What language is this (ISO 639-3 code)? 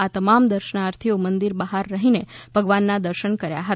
guj